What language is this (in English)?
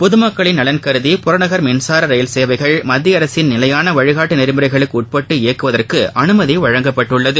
Tamil